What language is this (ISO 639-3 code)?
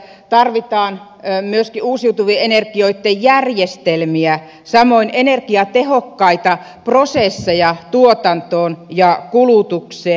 fin